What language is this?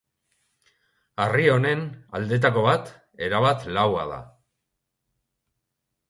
Basque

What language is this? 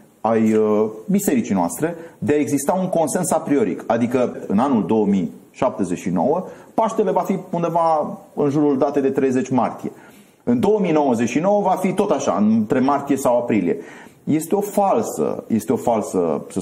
Romanian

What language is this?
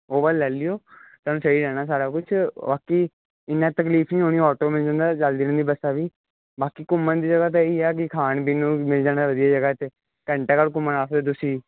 Punjabi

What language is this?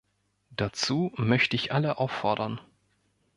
German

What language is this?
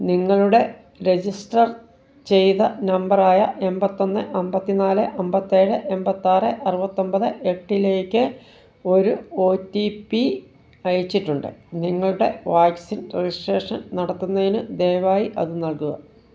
Malayalam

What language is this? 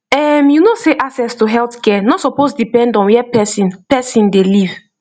Nigerian Pidgin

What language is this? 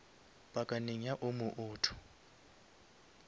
Northern Sotho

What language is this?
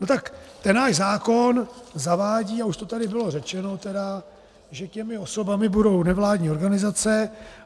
Czech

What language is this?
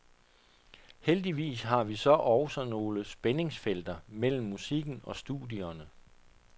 Danish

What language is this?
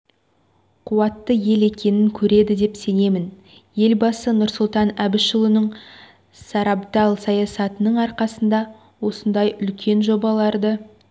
Kazakh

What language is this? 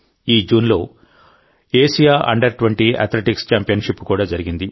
Telugu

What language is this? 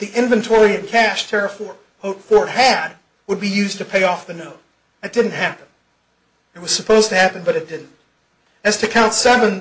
English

